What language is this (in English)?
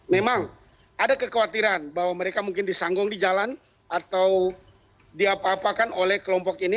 Indonesian